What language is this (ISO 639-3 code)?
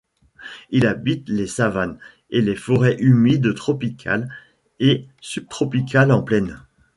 fra